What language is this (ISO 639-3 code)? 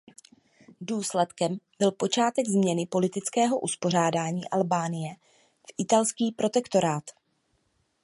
ces